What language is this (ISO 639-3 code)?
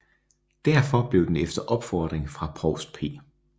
dan